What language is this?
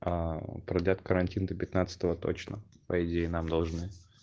Russian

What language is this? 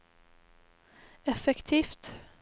Norwegian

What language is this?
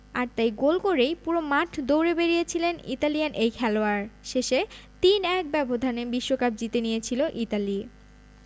Bangla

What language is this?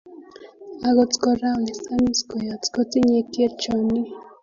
Kalenjin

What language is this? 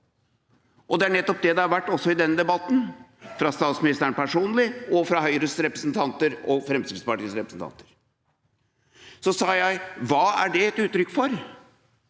Norwegian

